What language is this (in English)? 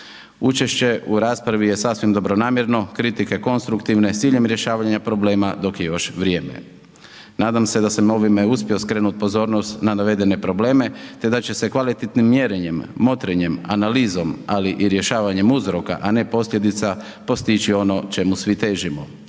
Croatian